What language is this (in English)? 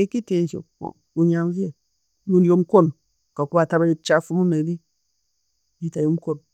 Tooro